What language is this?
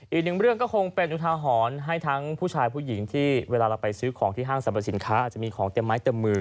Thai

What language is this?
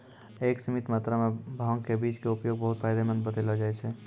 Maithili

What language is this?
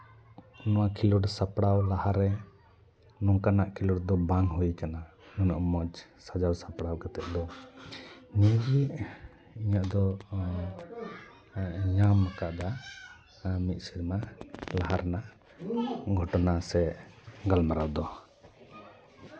Santali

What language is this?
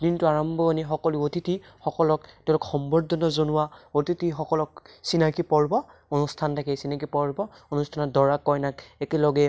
Assamese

